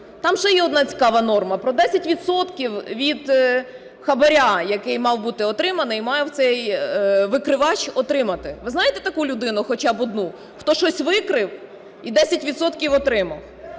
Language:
Ukrainian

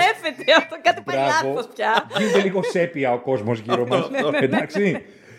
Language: Greek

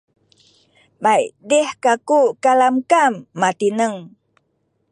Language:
Sakizaya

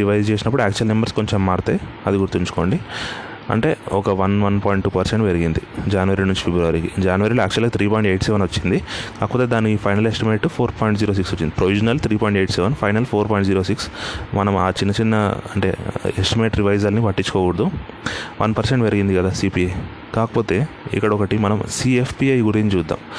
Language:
Telugu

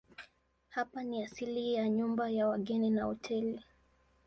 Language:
Swahili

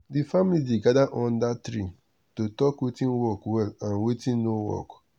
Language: Nigerian Pidgin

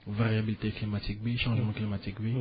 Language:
Wolof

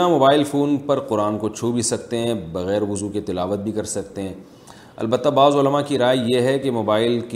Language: Urdu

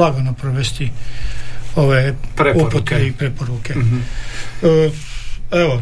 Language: Croatian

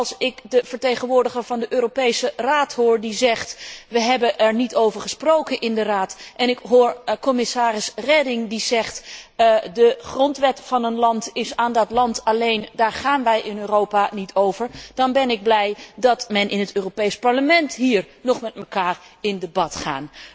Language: Dutch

